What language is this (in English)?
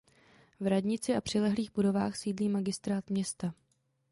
Czech